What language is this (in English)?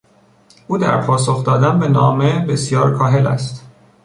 Persian